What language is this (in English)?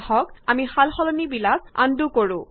Assamese